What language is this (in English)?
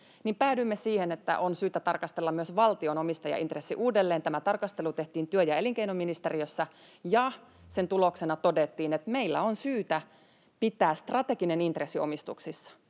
Finnish